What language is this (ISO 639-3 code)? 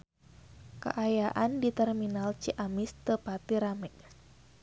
sun